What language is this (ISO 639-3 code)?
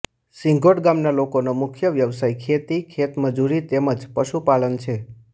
guj